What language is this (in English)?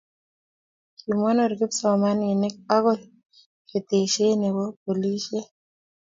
Kalenjin